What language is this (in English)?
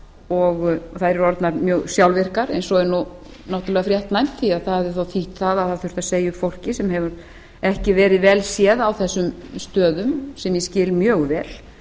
Icelandic